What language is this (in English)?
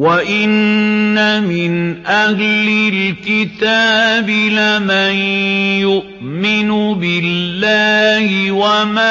Arabic